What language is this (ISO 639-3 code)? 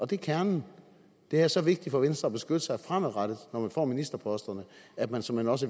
dan